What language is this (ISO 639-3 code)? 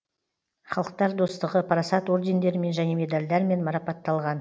kaz